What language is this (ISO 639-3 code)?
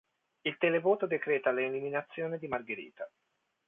ita